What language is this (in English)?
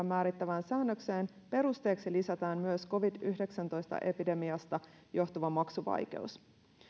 Finnish